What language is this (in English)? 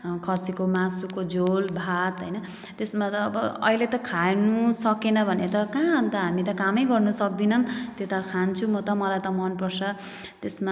Nepali